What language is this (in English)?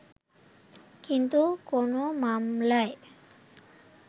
Bangla